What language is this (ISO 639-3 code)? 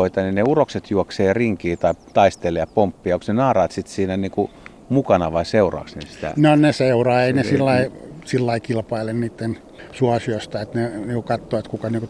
fin